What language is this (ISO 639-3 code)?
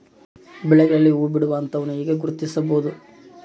kan